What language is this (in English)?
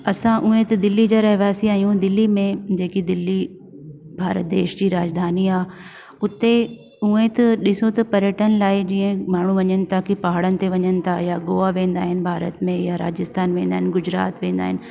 Sindhi